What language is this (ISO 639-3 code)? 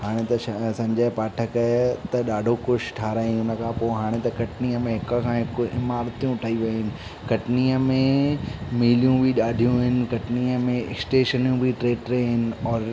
snd